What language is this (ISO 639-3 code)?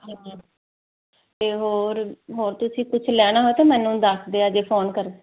pan